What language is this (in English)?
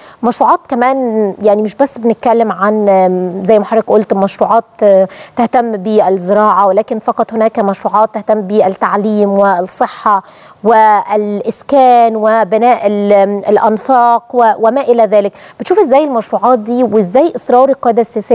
Arabic